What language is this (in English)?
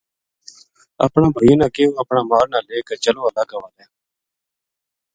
Gujari